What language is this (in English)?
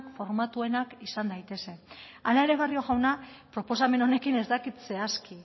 Basque